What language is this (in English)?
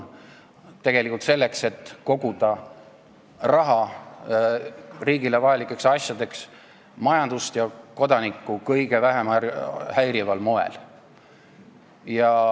Estonian